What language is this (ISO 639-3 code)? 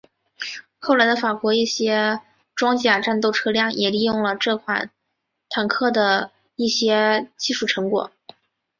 zho